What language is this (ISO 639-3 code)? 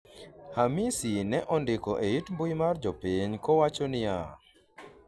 luo